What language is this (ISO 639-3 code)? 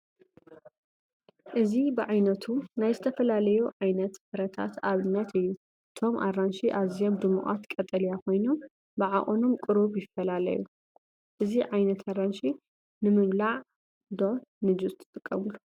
tir